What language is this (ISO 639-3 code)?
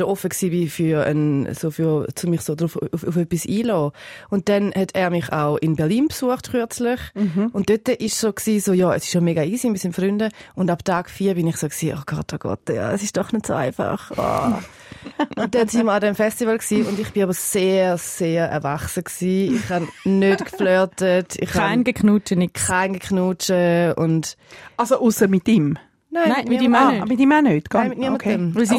deu